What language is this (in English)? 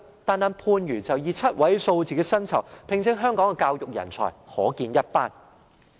Cantonese